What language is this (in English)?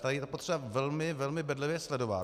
Czech